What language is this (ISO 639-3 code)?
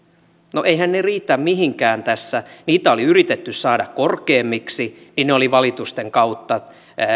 fin